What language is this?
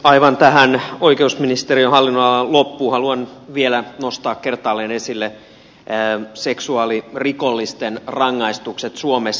Finnish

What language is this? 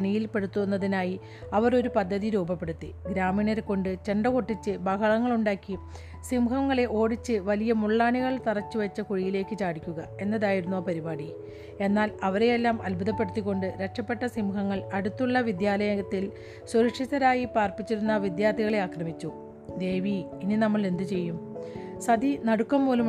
Malayalam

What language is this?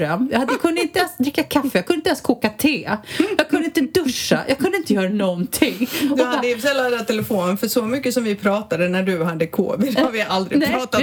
Swedish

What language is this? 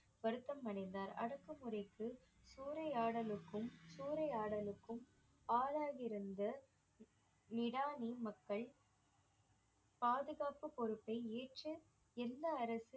Tamil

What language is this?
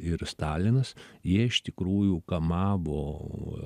Lithuanian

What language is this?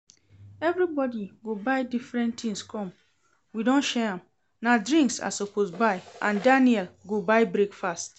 Nigerian Pidgin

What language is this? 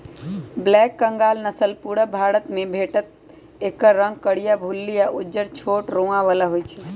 Magahi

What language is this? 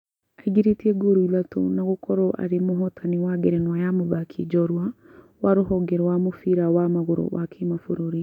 Kikuyu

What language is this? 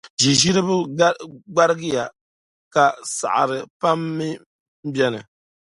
Dagbani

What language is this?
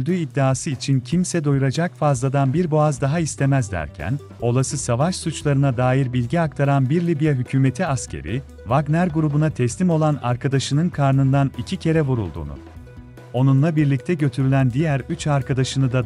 Turkish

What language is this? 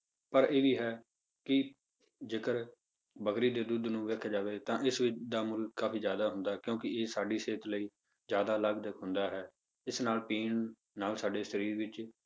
Punjabi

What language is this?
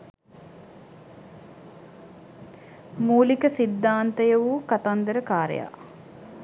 Sinhala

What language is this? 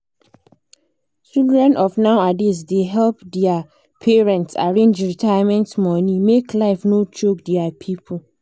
Nigerian Pidgin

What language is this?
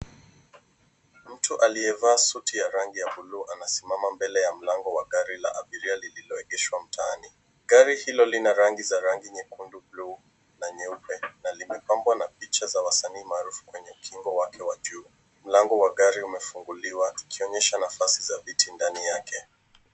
Swahili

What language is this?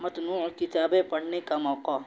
Urdu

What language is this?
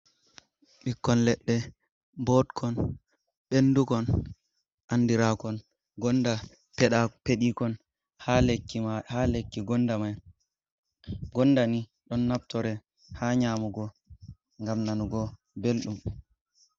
Fula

